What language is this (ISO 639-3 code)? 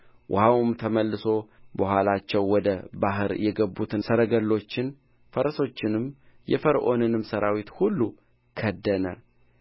amh